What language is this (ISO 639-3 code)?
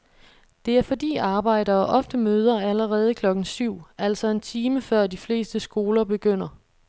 dan